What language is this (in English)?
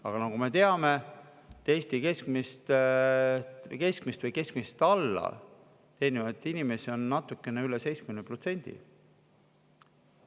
Estonian